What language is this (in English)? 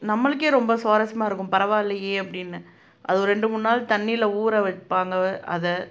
Tamil